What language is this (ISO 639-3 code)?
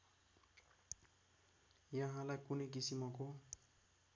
nep